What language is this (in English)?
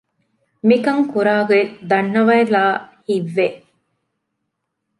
Divehi